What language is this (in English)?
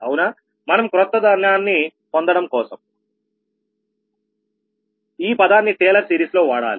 Telugu